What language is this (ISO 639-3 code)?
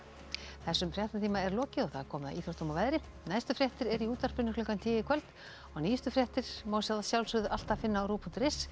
isl